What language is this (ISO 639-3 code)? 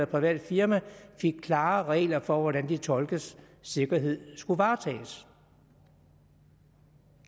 dan